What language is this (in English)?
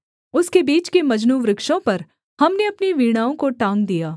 Hindi